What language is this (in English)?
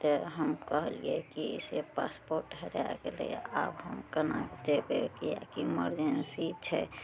Maithili